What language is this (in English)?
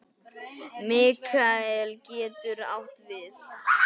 Icelandic